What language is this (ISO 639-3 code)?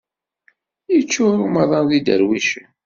kab